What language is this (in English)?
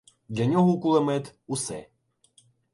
Ukrainian